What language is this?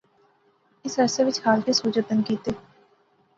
Pahari-Potwari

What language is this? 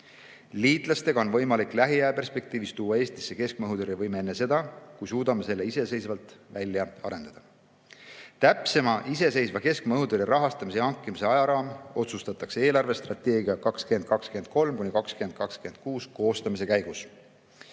Estonian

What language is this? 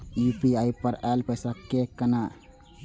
Maithili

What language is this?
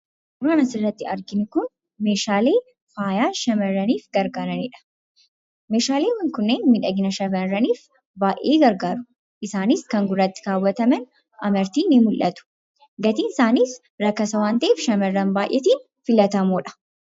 Oromo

